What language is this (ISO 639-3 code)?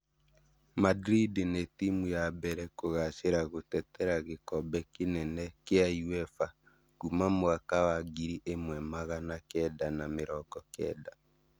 kik